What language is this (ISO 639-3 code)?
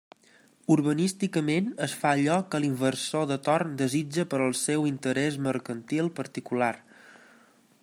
cat